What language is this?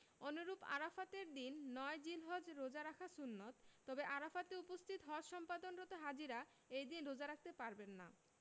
Bangla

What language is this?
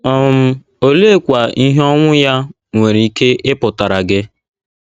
Igbo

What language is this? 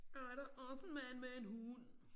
Danish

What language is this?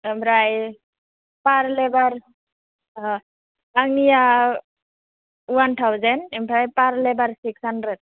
Bodo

